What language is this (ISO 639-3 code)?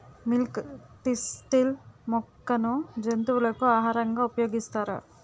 tel